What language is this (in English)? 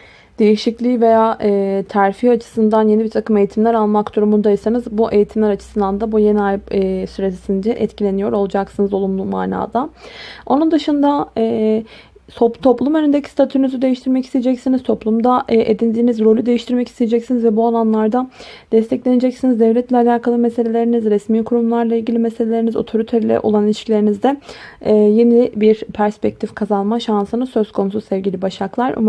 Turkish